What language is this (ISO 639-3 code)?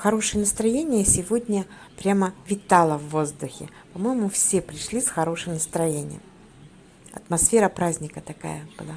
rus